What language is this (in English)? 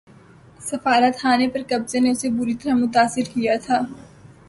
Urdu